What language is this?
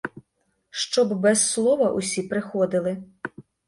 Ukrainian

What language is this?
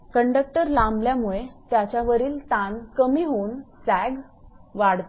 Marathi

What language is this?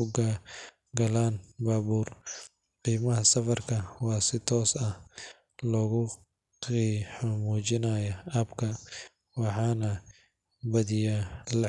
Somali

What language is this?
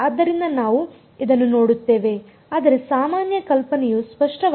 Kannada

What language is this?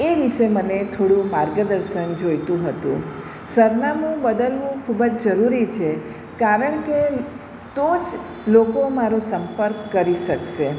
Gujarati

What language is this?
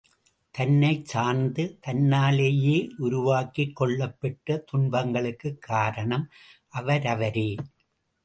Tamil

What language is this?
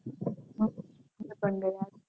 Gujarati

